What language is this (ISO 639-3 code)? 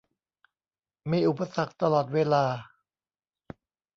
tha